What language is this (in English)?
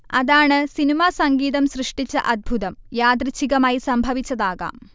Malayalam